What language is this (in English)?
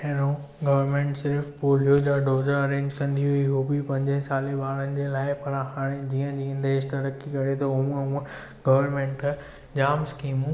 Sindhi